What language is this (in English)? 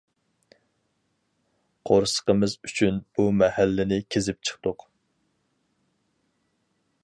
Uyghur